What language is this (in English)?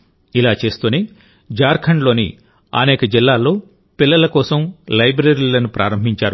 Telugu